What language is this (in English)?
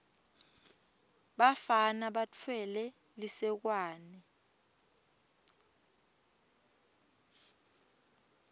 Swati